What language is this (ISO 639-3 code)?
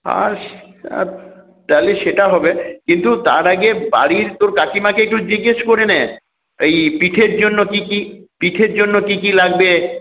ben